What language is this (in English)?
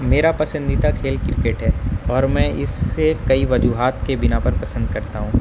Urdu